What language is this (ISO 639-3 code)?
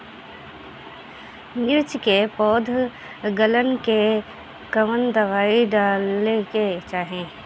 bho